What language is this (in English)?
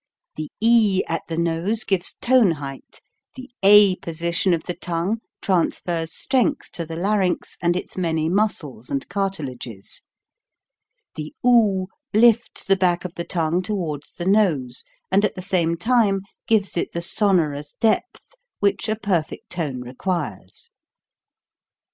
English